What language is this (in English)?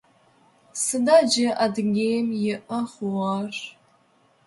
Adyghe